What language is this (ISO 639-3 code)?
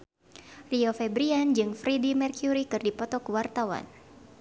sun